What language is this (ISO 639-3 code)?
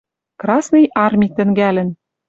mrj